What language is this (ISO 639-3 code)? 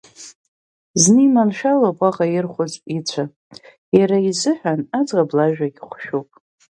abk